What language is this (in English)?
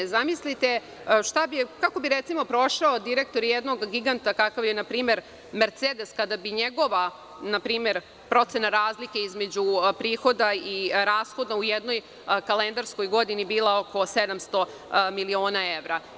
Serbian